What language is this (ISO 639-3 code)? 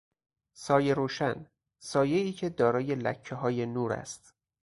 fas